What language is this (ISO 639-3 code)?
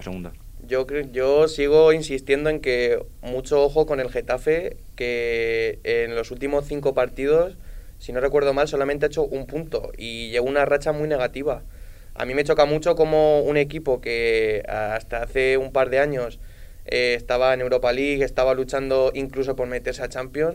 spa